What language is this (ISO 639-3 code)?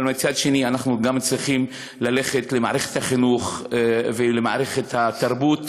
heb